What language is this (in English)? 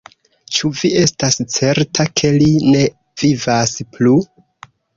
Esperanto